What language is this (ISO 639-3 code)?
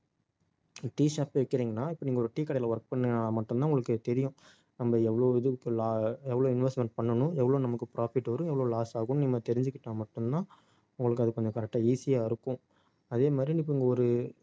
tam